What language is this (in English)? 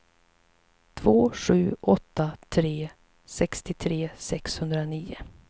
Swedish